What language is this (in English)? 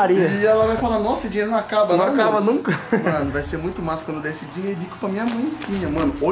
Portuguese